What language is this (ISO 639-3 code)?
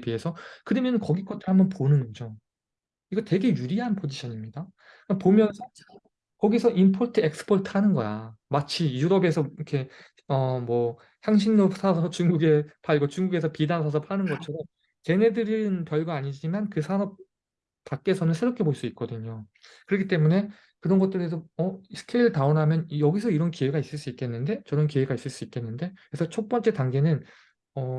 kor